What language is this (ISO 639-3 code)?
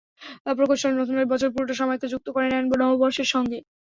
ben